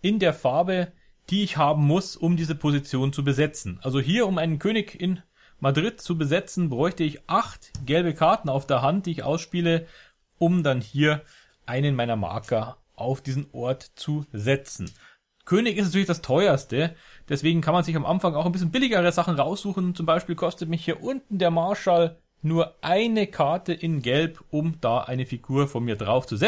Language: German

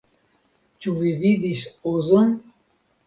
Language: Esperanto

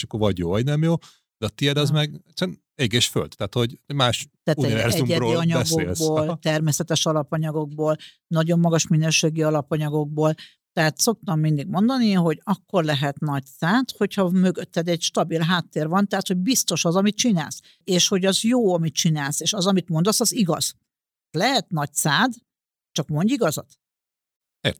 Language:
Hungarian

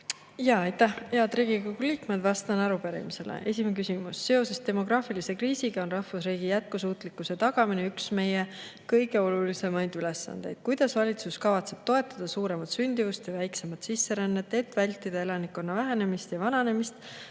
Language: Estonian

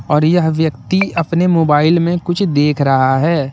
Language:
Hindi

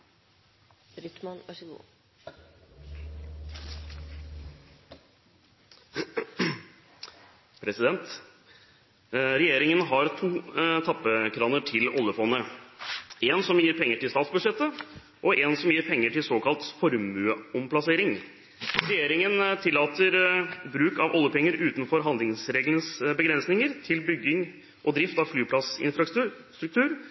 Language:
Norwegian Bokmål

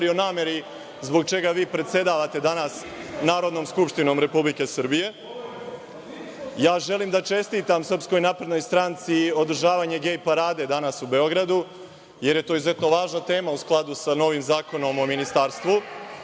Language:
Serbian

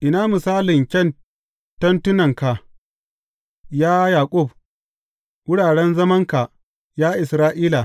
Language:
Hausa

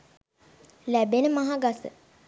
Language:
Sinhala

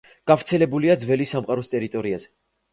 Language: Georgian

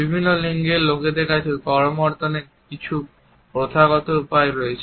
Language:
Bangla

